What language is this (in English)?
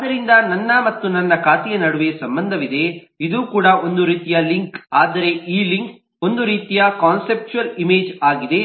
Kannada